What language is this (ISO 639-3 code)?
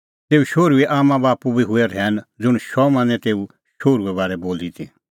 kfx